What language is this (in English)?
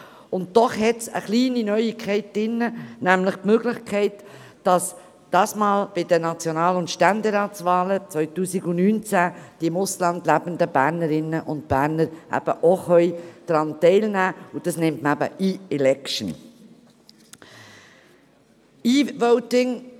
Swiss German